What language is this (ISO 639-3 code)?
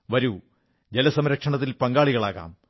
mal